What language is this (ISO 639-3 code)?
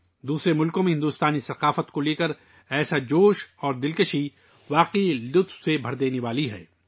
urd